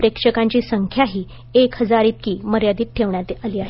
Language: Marathi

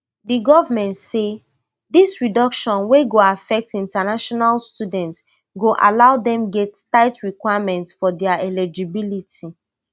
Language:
Nigerian Pidgin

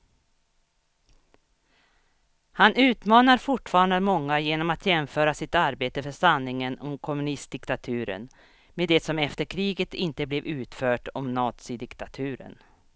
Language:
Swedish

